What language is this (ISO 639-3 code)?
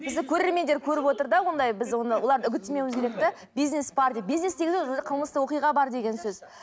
kaz